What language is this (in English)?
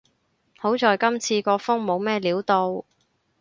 Cantonese